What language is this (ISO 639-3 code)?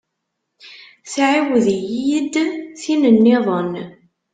kab